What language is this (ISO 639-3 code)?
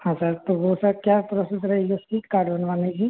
hin